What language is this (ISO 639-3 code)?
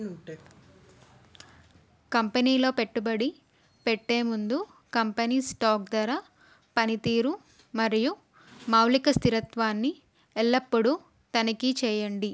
tel